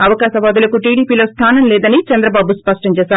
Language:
Telugu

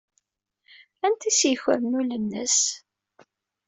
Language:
Kabyle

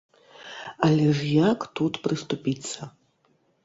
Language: Belarusian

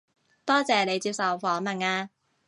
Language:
Cantonese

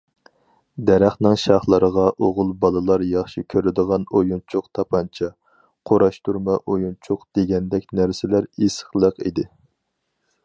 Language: Uyghur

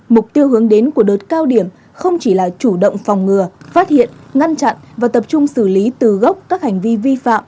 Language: Vietnamese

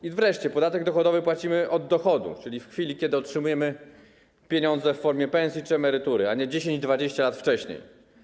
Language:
Polish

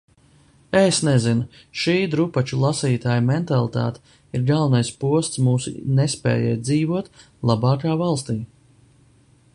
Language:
Latvian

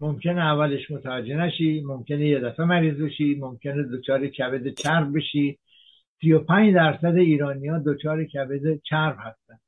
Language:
Persian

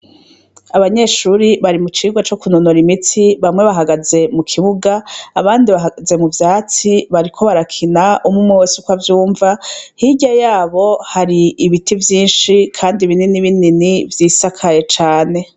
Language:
Rundi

